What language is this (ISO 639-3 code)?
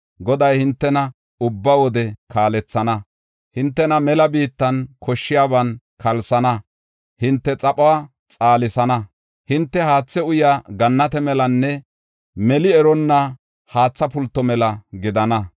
gof